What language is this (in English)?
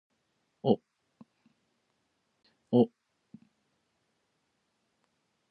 Japanese